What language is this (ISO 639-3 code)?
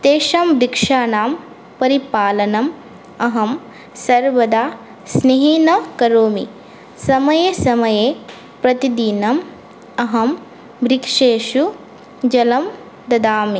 san